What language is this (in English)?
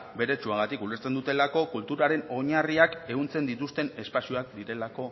Basque